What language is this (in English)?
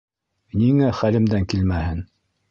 Bashkir